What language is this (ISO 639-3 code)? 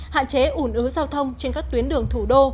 vie